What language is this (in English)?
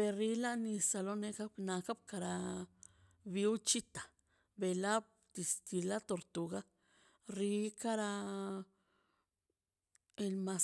Mazaltepec Zapotec